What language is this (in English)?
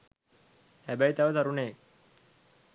Sinhala